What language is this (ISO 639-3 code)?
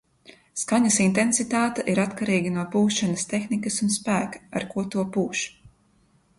lav